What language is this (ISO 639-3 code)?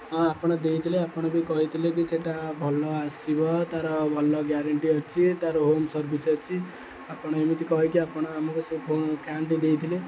ori